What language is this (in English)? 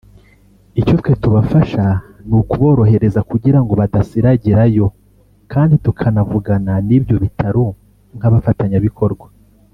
Kinyarwanda